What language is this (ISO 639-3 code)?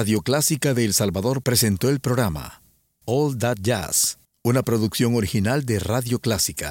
spa